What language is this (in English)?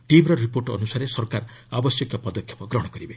Odia